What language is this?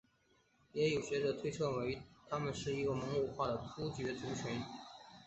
Chinese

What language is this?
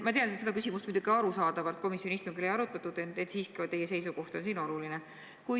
Estonian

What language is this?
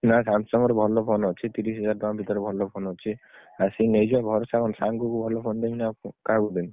Odia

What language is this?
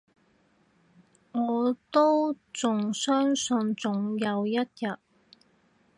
Cantonese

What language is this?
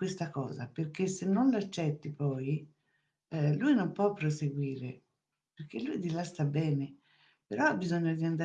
Italian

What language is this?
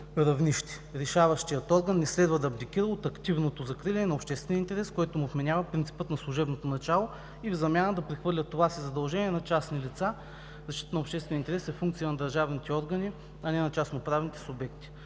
Bulgarian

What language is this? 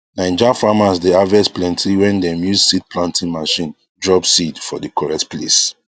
Nigerian Pidgin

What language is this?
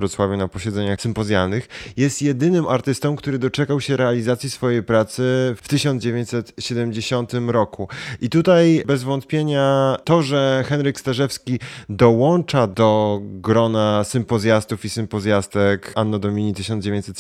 Polish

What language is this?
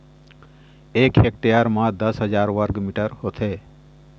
Chhattisgarhi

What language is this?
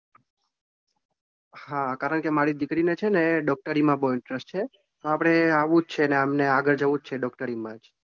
Gujarati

